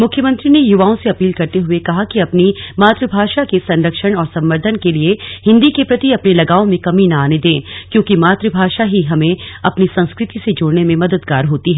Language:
Hindi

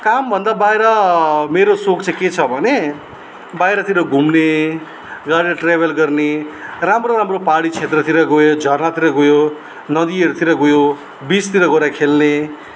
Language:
Nepali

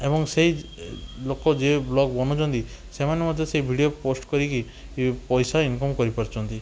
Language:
Odia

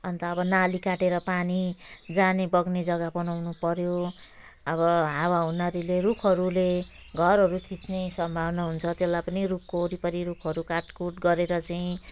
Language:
Nepali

